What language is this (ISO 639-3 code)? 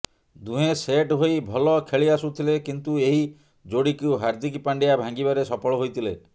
ori